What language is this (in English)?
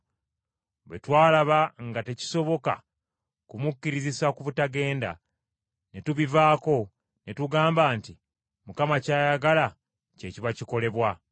Ganda